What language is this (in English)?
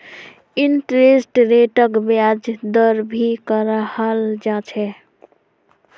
Magahi